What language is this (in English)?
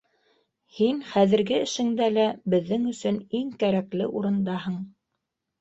Bashkir